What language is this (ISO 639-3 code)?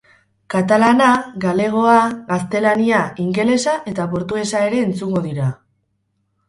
eus